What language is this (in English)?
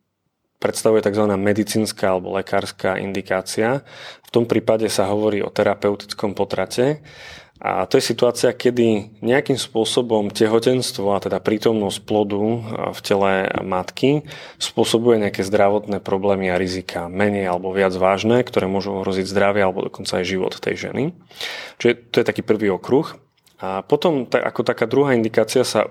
Slovak